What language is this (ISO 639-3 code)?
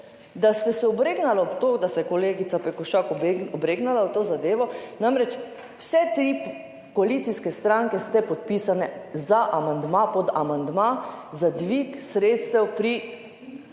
slv